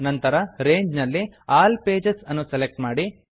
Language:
Kannada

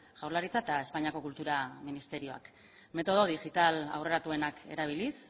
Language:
Basque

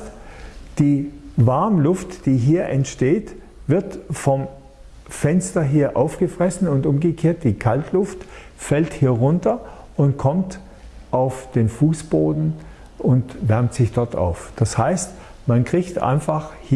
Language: German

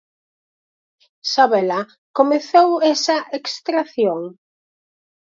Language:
Galician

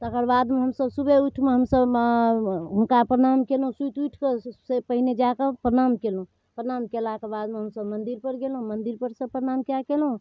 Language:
Maithili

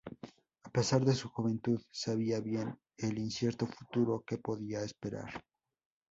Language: Spanish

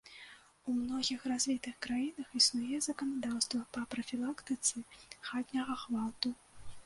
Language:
Belarusian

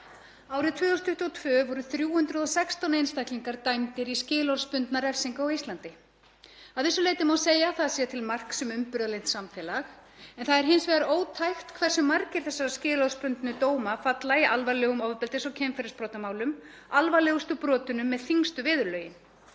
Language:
Icelandic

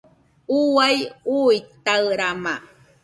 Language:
Nüpode Huitoto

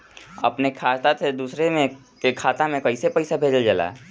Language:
Bhojpuri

